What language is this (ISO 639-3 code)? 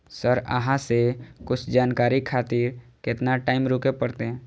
mai